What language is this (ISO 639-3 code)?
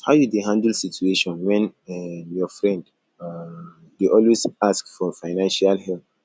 pcm